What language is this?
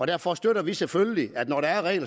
Danish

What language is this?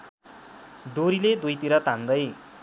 Nepali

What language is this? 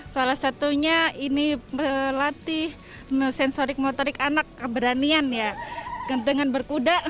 Indonesian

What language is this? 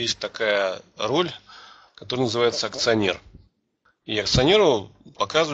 Russian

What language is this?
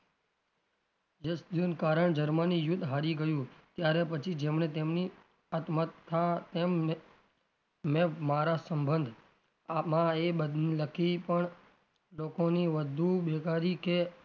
Gujarati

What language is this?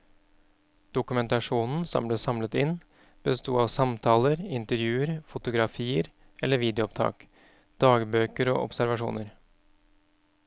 Norwegian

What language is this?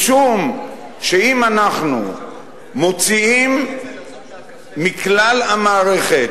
Hebrew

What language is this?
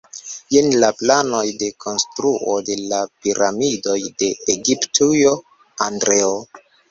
Esperanto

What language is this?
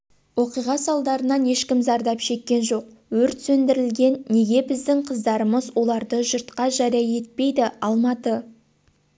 Kazakh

